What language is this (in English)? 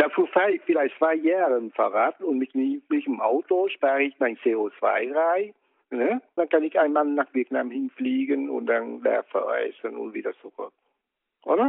German